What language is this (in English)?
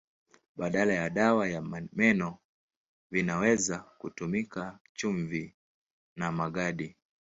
Swahili